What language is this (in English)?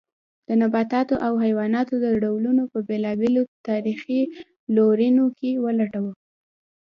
Pashto